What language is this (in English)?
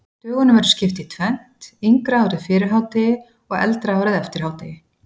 Icelandic